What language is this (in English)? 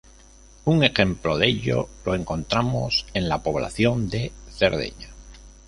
Spanish